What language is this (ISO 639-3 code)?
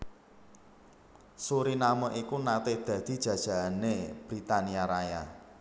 jav